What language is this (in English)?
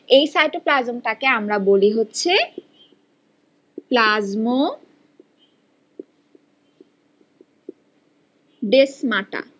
Bangla